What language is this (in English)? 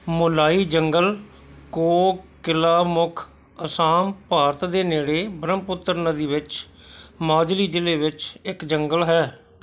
Punjabi